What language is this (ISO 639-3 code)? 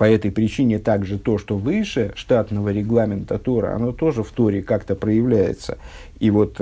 rus